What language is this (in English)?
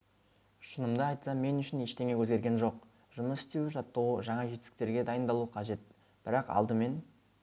Kazakh